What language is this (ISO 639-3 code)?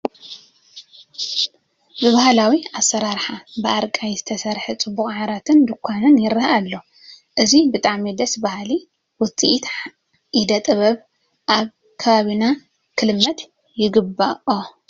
tir